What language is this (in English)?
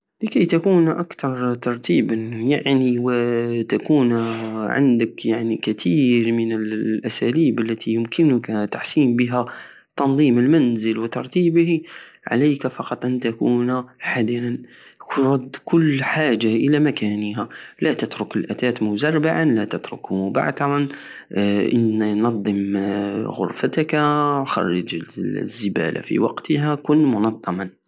Algerian Saharan Arabic